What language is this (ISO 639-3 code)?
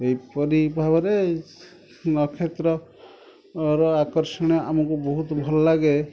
ori